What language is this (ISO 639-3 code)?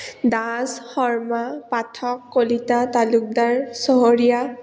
asm